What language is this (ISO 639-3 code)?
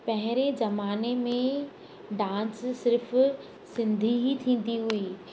snd